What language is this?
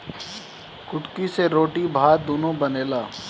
Bhojpuri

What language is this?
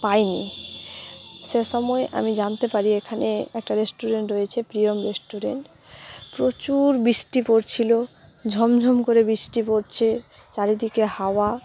Bangla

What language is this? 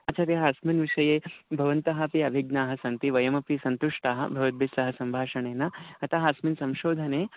Sanskrit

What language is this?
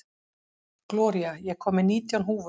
Icelandic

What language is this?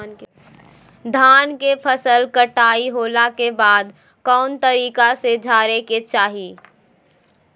Magahi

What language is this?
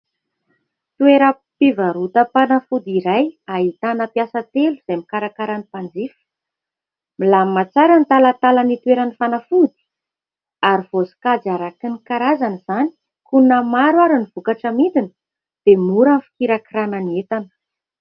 Malagasy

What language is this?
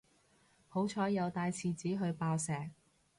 Cantonese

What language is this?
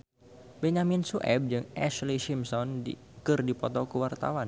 Sundanese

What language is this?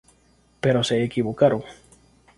Spanish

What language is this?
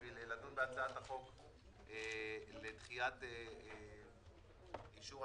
Hebrew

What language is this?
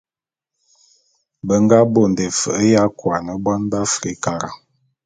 Bulu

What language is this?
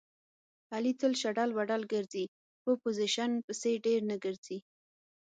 Pashto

